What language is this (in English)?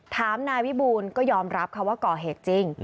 Thai